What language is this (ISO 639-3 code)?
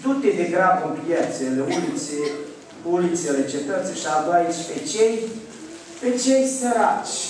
ron